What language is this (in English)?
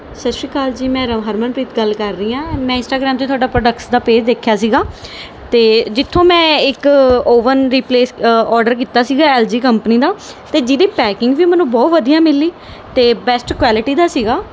Punjabi